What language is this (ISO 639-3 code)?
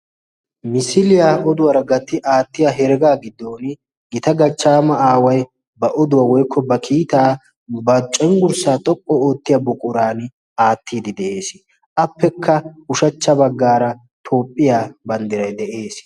wal